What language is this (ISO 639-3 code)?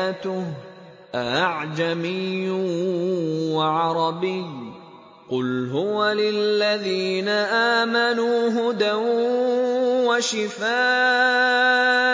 ara